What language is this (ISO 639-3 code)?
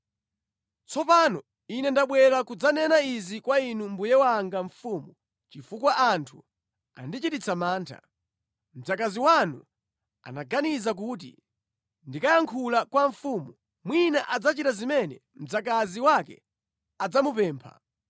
nya